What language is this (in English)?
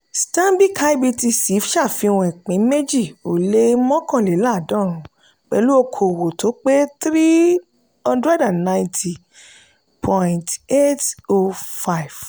Yoruba